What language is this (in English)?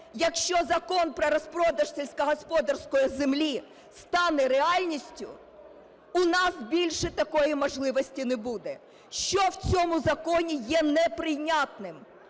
Ukrainian